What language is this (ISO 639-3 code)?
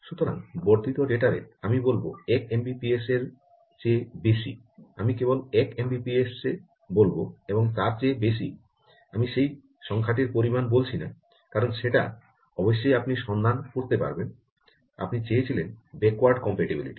ben